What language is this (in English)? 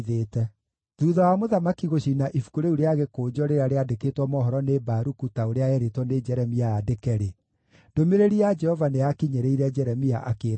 Kikuyu